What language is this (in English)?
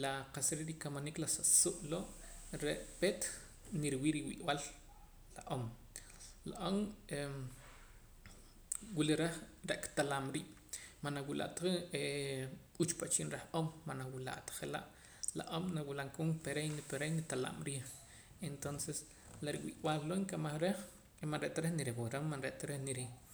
Poqomam